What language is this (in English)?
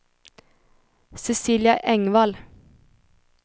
Swedish